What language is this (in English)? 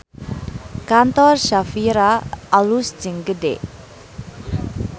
Sundanese